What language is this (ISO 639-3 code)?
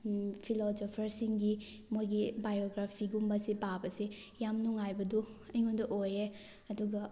mni